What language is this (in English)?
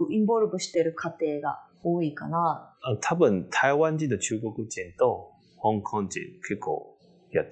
Japanese